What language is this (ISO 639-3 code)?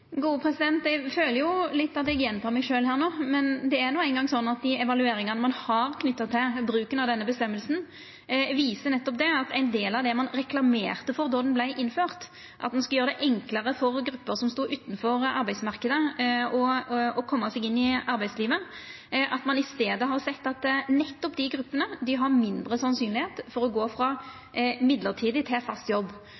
nor